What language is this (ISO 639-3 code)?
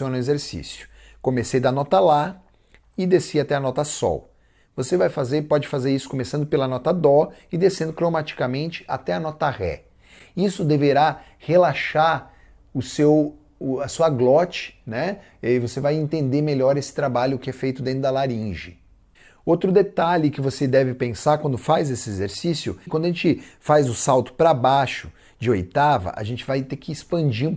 por